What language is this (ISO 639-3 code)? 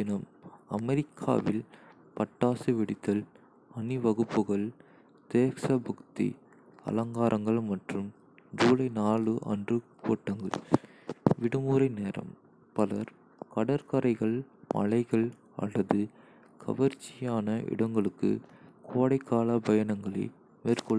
kfe